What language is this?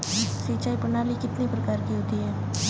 Hindi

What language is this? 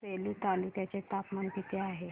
Marathi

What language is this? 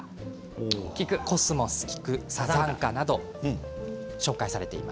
Japanese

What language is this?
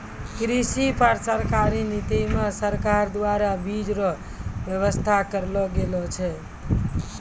Maithili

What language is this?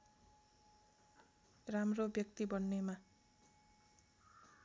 Nepali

